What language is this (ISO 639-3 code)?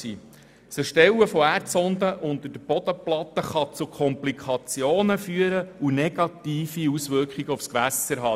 gsw